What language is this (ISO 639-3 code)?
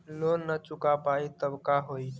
mag